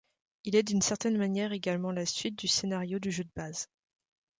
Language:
French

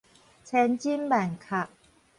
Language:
Min Nan Chinese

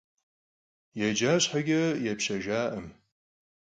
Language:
Kabardian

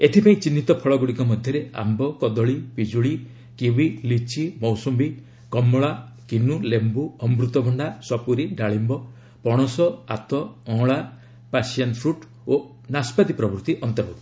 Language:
Odia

